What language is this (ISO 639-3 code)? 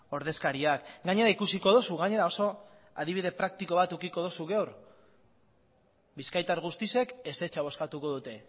eus